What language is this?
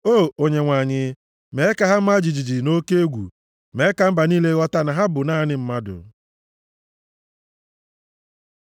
Igbo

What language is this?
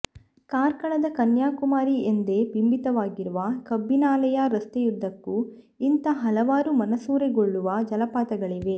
Kannada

